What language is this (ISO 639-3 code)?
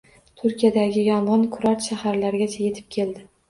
uzb